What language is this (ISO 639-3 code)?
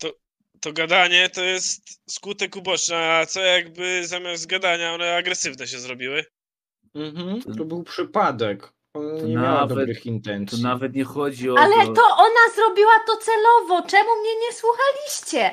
pol